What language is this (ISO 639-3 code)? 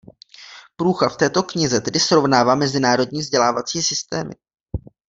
ces